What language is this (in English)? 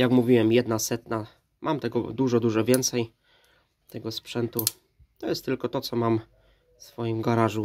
Polish